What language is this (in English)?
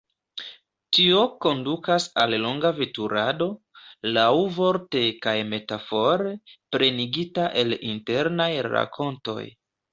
Esperanto